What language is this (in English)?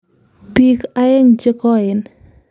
Kalenjin